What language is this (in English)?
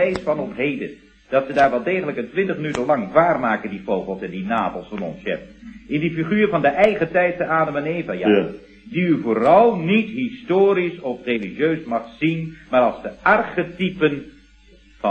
Dutch